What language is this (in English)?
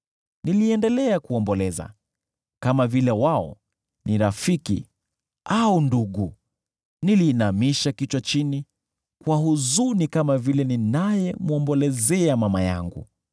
Swahili